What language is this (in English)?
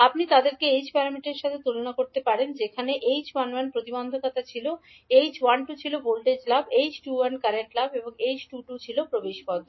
Bangla